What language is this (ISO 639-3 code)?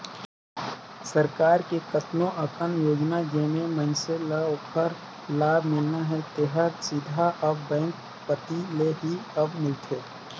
hne